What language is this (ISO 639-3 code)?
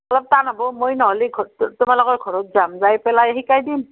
asm